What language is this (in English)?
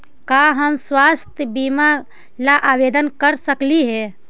Magahi